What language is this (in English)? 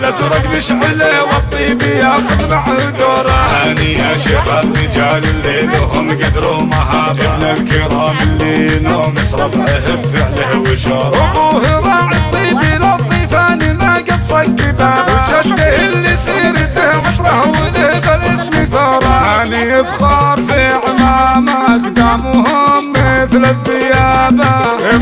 Arabic